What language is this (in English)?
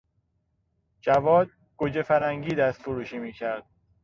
Persian